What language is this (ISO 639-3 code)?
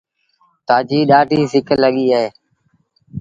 sbn